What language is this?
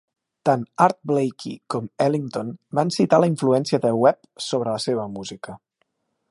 Catalan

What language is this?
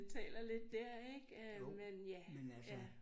Danish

